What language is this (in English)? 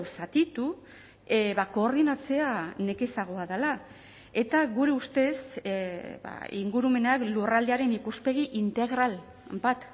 Basque